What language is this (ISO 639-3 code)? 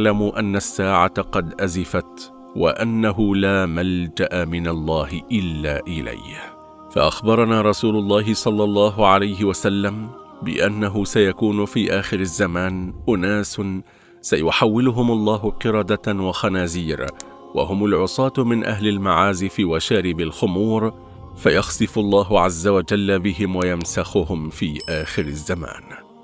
ara